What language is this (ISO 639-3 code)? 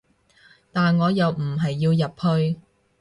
yue